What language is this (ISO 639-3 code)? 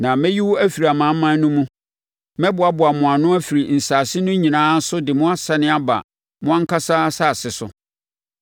aka